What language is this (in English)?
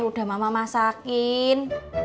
Indonesian